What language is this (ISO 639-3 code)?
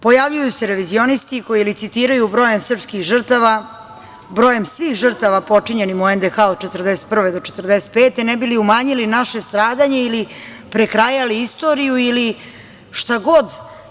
srp